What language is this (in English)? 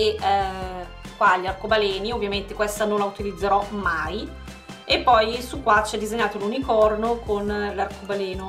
Italian